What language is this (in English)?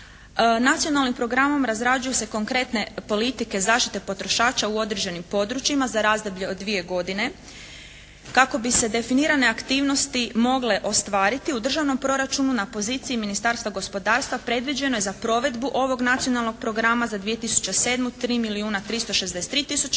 Croatian